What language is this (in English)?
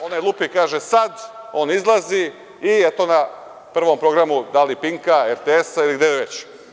Serbian